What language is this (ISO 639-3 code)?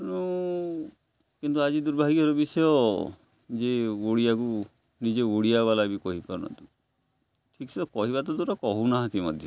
ori